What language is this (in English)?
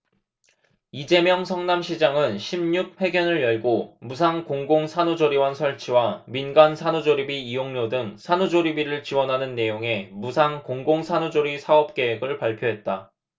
Korean